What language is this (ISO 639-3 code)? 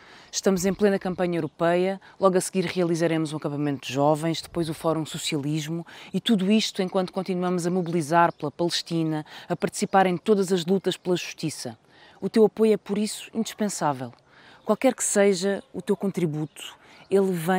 por